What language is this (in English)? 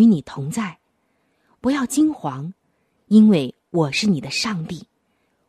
Chinese